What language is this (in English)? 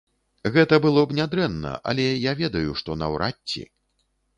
Belarusian